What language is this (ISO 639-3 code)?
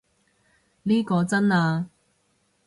yue